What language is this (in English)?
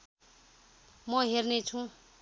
Nepali